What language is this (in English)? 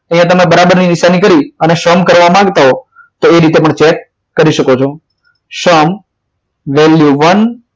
Gujarati